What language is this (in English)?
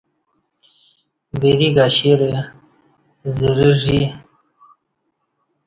Kati